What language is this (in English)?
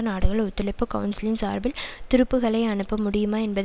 Tamil